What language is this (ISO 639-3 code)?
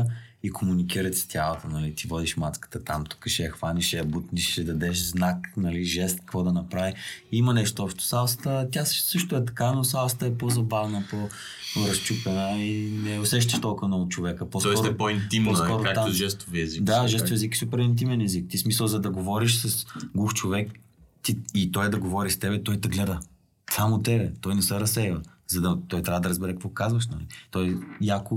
bul